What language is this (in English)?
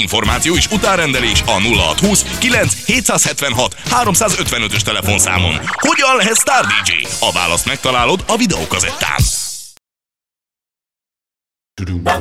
Hungarian